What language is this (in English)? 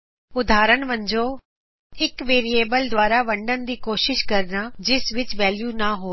Punjabi